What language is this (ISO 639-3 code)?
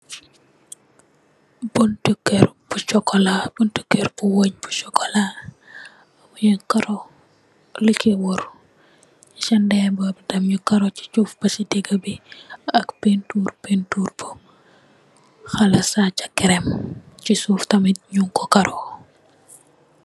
wol